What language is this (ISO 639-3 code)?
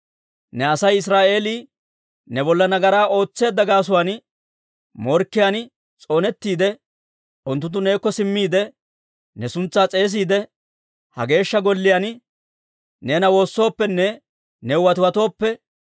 dwr